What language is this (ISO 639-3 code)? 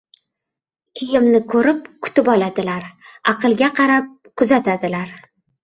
uzb